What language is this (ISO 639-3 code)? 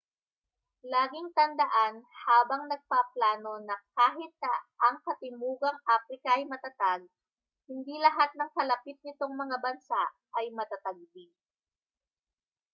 fil